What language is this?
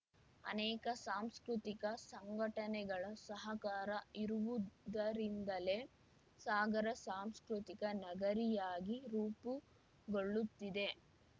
Kannada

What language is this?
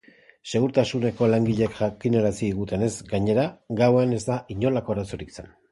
Basque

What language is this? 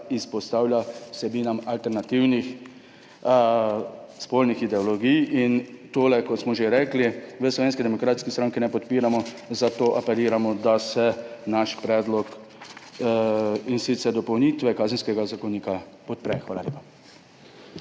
Slovenian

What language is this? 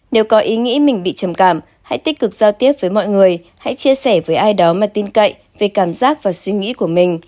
Vietnamese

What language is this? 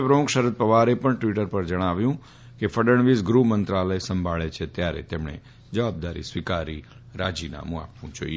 Gujarati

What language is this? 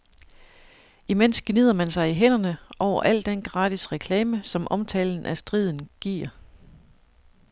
Danish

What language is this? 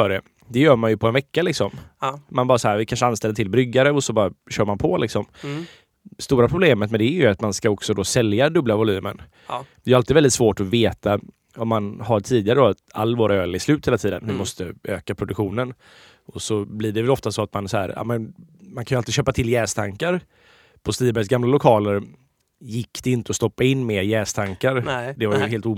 Swedish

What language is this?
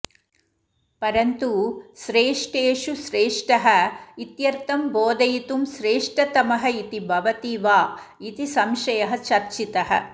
Sanskrit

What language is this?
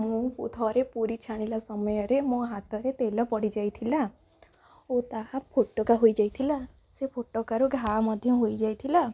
Odia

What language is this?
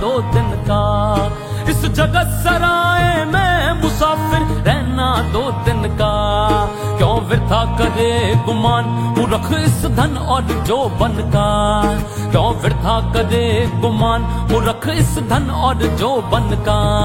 Hindi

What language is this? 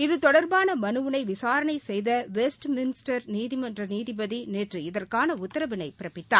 Tamil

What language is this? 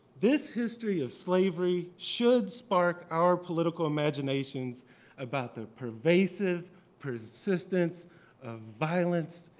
English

